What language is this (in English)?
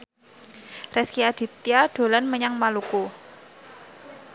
Javanese